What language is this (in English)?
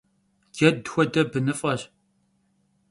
Kabardian